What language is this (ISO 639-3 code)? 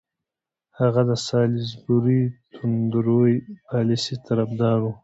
pus